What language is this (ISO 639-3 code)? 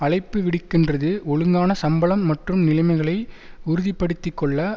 tam